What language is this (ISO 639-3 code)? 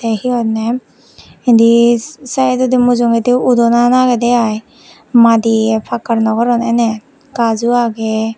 ccp